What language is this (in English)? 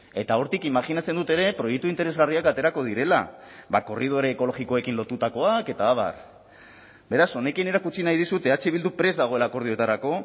Basque